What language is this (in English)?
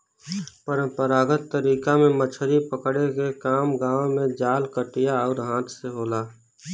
Bhojpuri